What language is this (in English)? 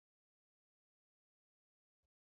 Kalenjin